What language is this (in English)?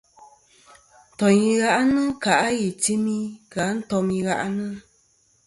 Kom